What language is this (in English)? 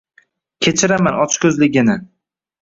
Uzbek